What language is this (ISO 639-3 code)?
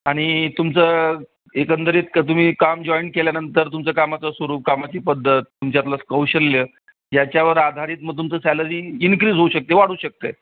mar